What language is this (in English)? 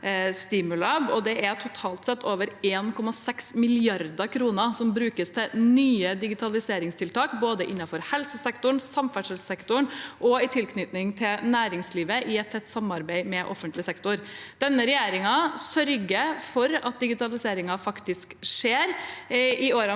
Norwegian